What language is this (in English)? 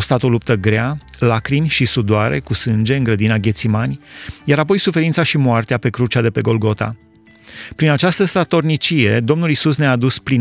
Romanian